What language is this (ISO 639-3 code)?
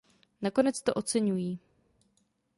ces